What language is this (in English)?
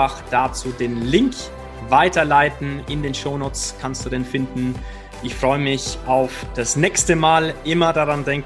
German